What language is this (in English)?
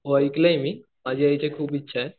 Marathi